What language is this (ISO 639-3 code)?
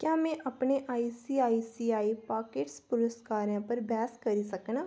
doi